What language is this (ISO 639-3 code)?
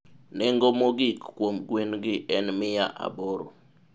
luo